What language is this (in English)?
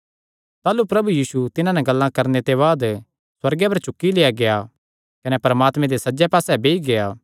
Kangri